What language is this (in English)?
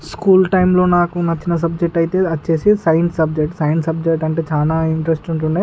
Telugu